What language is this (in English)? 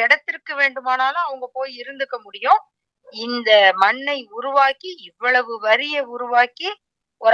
Tamil